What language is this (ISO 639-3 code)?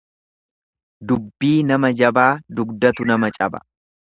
orm